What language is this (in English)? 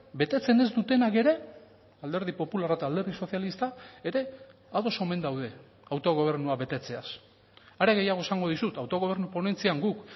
Basque